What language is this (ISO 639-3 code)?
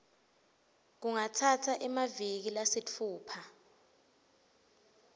ssw